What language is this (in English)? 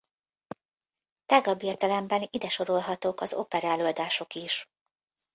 Hungarian